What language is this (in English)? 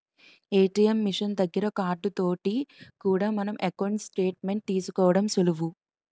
Telugu